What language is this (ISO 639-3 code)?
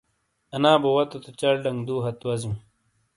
scl